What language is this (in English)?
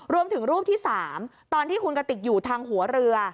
Thai